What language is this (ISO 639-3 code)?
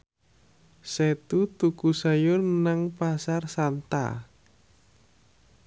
jav